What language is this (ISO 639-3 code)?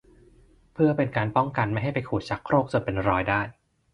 tha